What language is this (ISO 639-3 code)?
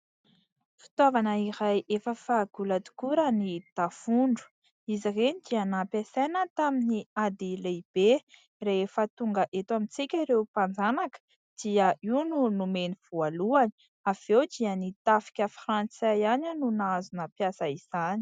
mlg